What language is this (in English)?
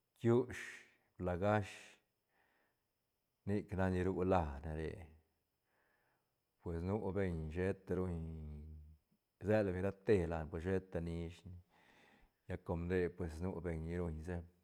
Santa Catarina Albarradas Zapotec